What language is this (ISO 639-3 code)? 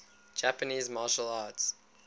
eng